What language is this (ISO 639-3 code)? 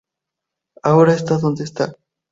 spa